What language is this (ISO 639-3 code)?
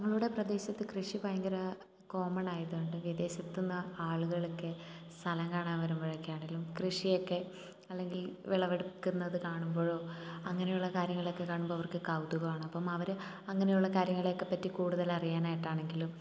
mal